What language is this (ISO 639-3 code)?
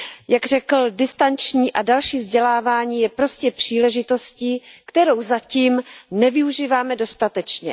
ces